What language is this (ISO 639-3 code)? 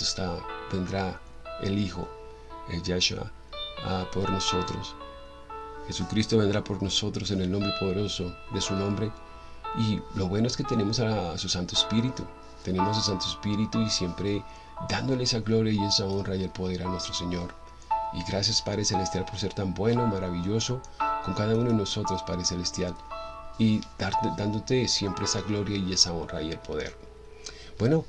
spa